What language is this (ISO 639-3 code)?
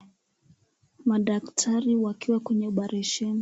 swa